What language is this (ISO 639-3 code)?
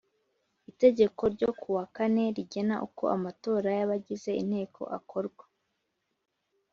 kin